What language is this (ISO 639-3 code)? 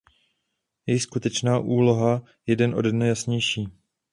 ces